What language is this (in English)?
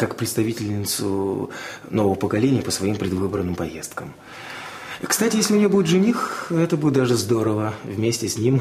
Russian